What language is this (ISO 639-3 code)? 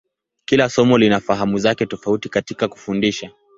swa